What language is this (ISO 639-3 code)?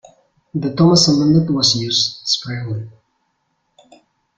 eng